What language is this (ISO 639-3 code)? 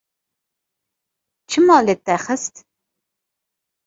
kur